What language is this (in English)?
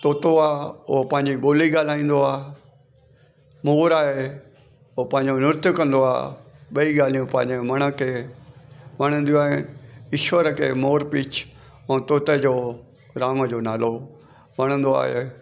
Sindhi